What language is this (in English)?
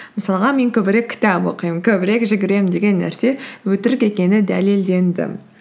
Kazakh